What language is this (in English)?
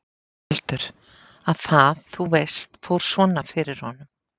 Icelandic